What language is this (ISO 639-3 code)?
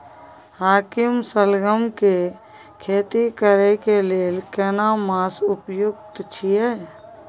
mai